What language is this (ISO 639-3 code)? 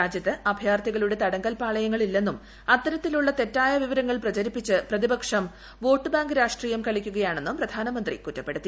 mal